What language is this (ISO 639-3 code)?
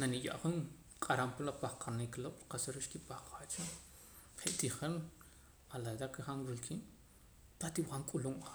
poc